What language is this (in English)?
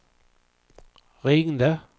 Swedish